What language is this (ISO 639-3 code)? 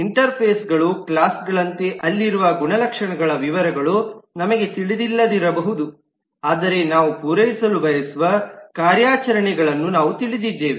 kan